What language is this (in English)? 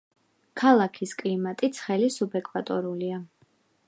Georgian